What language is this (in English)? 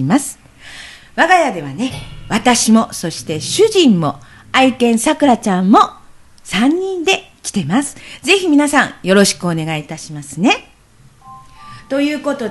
Japanese